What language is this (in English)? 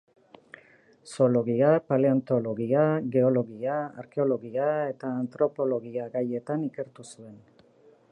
Basque